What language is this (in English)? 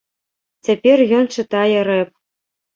Belarusian